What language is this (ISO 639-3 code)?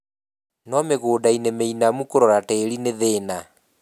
kik